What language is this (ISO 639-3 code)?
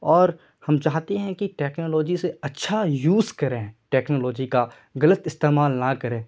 urd